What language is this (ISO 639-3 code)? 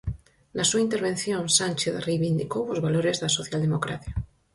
glg